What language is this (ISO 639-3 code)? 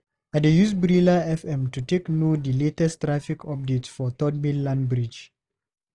pcm